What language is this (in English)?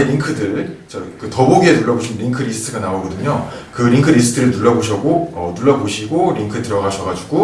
Korean